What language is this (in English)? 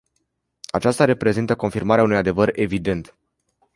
Romanian